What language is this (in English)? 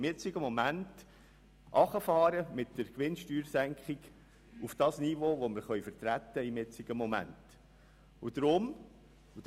Swiss German